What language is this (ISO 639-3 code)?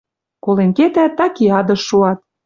mrj